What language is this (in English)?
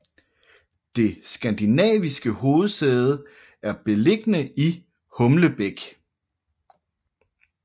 Danish